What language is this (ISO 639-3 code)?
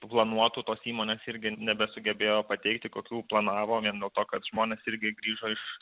lit